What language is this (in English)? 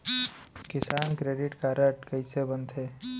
Chhattisgarhi